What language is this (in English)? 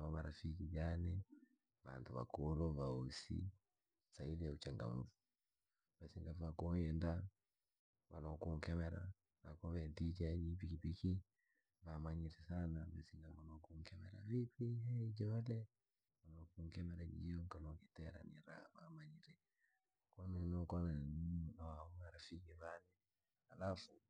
Langi